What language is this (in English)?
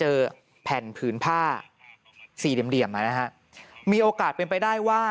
Thai